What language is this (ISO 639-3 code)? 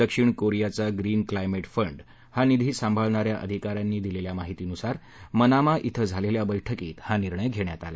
mar